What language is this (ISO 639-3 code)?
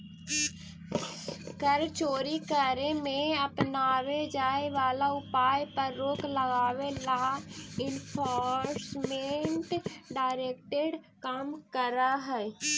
mag